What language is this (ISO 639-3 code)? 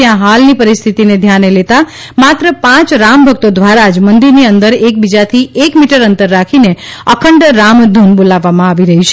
guj